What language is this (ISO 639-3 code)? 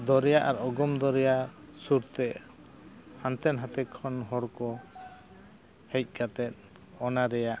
sat